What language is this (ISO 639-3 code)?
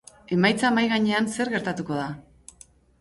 eus